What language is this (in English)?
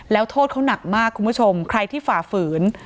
Thai